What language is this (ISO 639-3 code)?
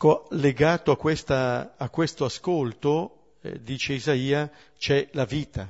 ita